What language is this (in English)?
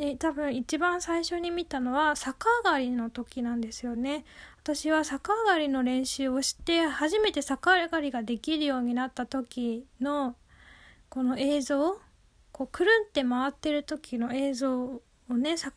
Japanese